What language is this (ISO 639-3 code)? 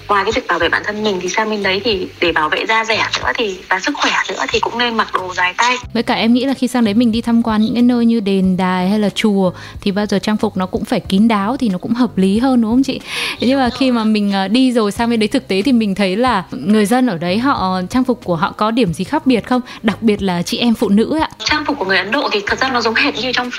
vie